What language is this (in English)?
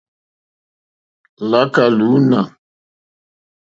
Mokpwe